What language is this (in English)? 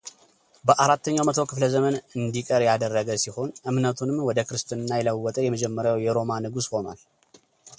Amharic